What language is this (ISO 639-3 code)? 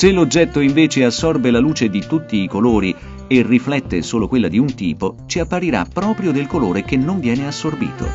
ita